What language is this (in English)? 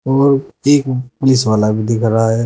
Hindi